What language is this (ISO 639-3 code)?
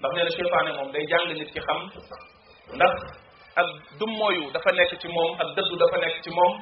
ind